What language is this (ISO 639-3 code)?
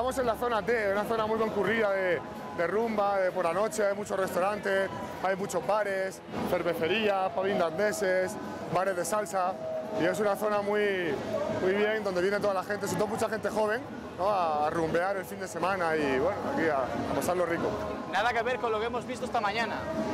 spa